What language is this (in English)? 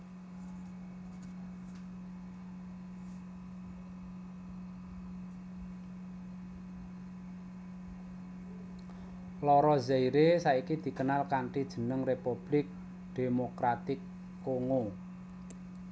Javanese